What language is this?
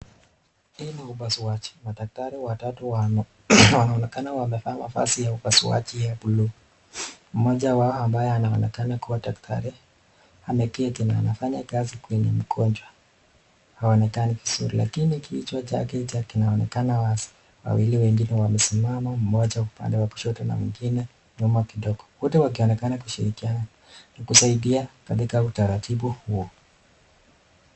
Swahili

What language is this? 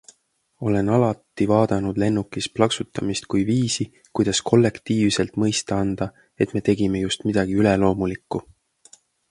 Estonian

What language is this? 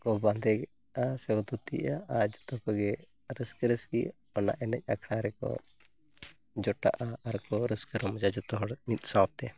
Santali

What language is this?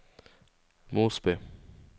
Norwegian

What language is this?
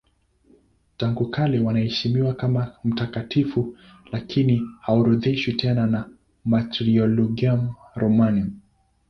Swahili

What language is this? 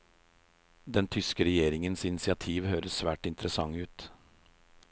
Norwegian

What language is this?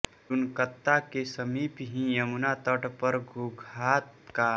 Hindi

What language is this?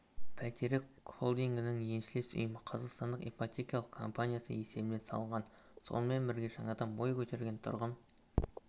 Kazakh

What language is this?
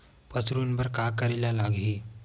Chhattisgarhi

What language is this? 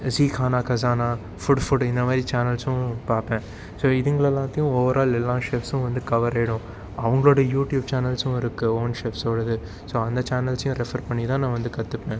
Tamil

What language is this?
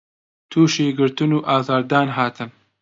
Central Kurdish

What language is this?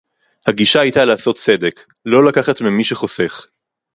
Hebrew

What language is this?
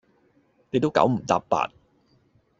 Cantonese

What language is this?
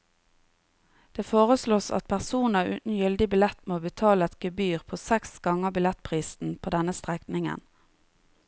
Norwegian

